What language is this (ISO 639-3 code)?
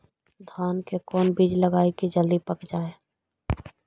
mag